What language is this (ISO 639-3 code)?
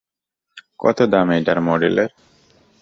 ben